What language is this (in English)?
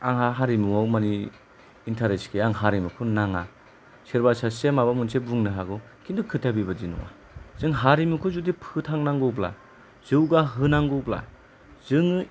Bodo